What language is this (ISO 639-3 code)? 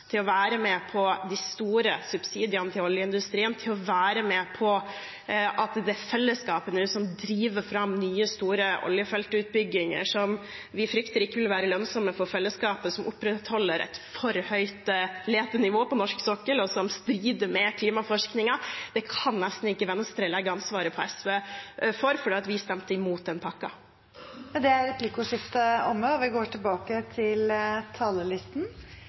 nor